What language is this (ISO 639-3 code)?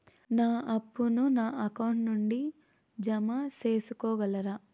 tel